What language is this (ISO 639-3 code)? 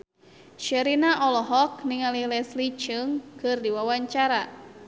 sun